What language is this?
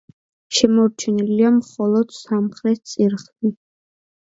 Georgian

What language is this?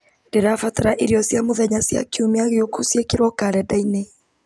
Kikuyu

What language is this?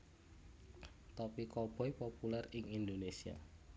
Javanese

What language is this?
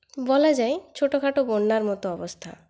Bangla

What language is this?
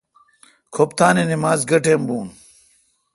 Kalkoti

